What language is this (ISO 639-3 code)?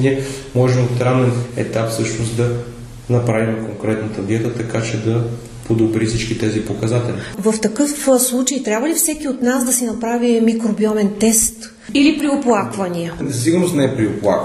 bul